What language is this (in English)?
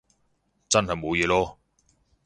Cantonese